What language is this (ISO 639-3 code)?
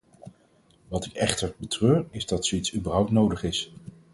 nld